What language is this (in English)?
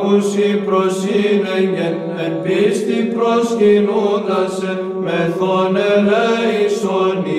Greek